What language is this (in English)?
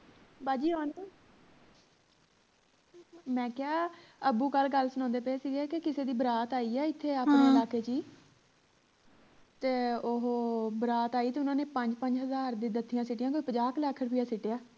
Punjabi